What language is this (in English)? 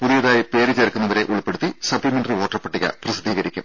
Malayalam